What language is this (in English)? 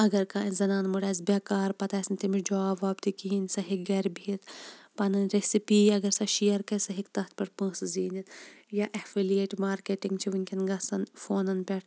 Kashmiri